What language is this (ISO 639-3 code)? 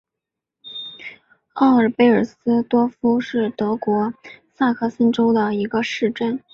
zho